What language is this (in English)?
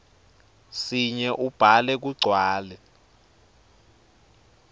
Swati